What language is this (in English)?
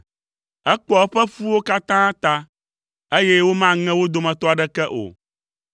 Ewe